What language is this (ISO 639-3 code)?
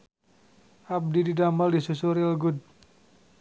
sun